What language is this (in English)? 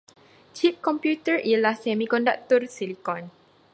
Malay